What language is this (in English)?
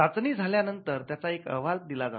Marathi